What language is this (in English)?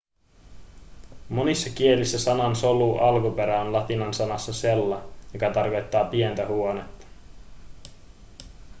Finnish